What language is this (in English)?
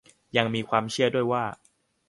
Thai